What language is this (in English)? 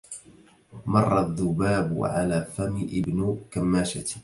Arabic